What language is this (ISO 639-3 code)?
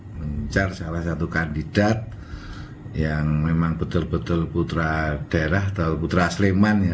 ind